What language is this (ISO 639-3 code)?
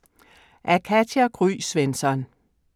dan